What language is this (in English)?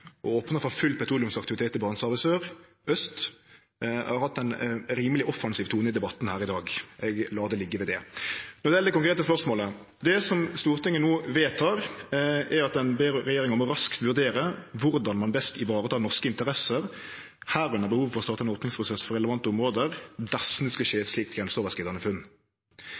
Norwegian Nynorsk